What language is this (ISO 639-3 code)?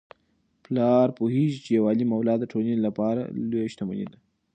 pus